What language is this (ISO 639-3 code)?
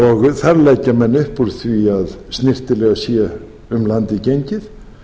isl